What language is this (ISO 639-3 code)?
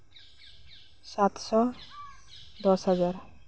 sat